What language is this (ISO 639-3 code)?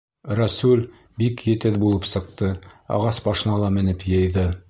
bak